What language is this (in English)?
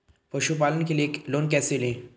Hindi